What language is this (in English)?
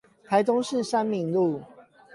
Chinese